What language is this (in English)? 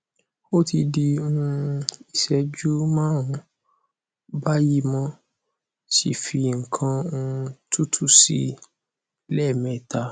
Yoruba